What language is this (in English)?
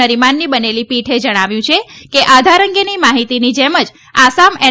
Gujarati